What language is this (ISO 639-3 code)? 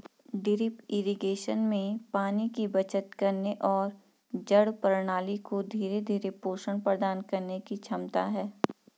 hin